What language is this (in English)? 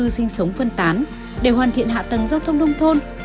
Vietnamese